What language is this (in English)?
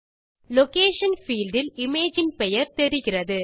Tamil